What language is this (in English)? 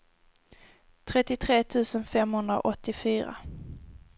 Swedish